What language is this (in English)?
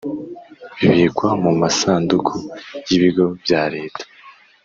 Kinyarwanda